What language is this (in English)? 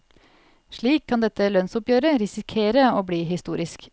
Norwegian